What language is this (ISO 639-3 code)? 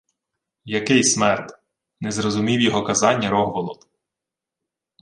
ukr